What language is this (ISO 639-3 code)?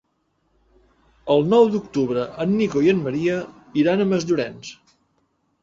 cat